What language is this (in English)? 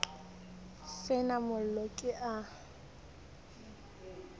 Southern Sotho